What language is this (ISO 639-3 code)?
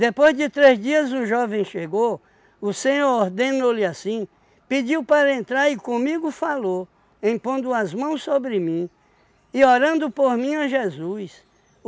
por